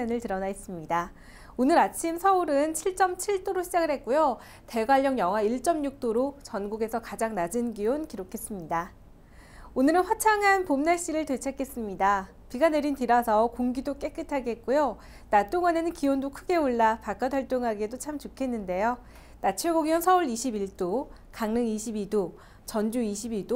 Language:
Korean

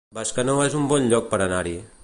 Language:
Catalan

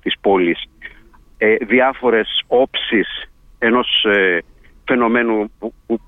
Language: Greek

